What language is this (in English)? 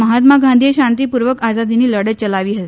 Gujarati